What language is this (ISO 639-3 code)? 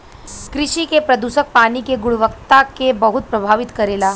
bho